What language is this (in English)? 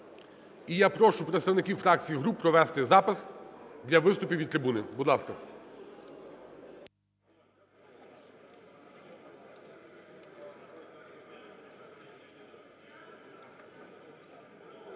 Ukrainian